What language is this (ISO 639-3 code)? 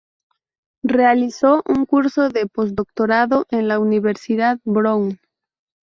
spa